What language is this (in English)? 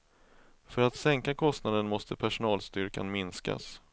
Swedish